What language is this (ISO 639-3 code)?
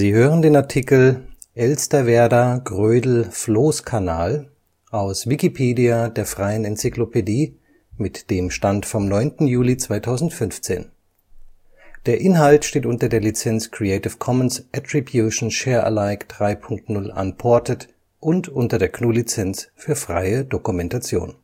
deu